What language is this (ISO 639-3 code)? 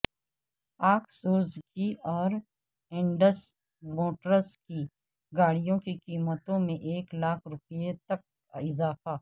urd